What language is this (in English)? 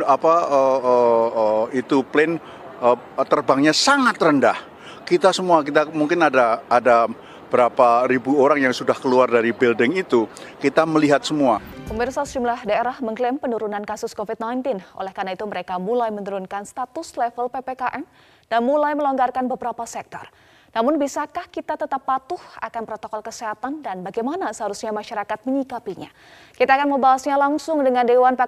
Indonesian